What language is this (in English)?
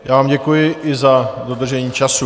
Czech